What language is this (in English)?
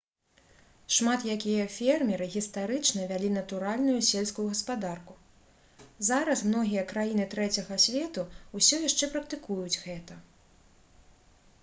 Belarusian